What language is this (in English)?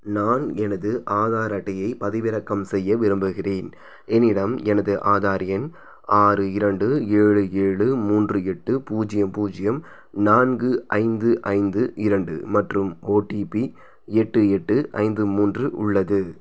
Tamil